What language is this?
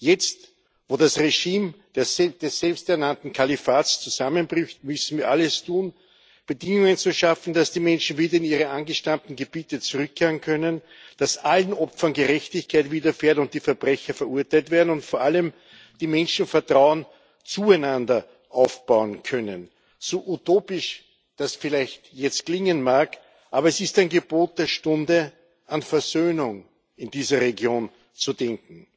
German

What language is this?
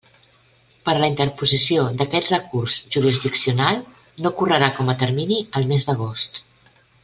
Catalan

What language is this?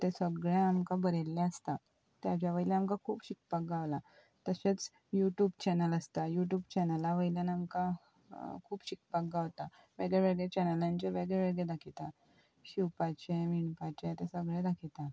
Konkani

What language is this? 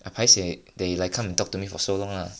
English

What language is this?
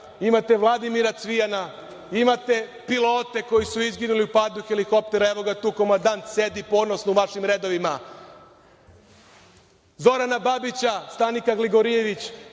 Serbian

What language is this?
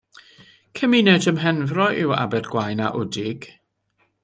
Welsh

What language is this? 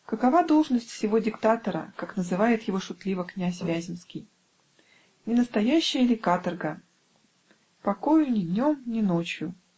Russian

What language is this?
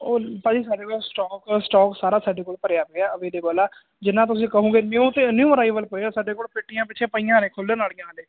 Punjabi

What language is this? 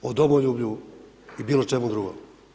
Croatian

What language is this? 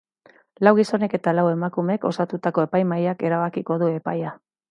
Basque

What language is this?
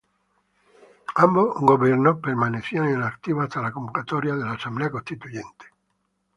Spanish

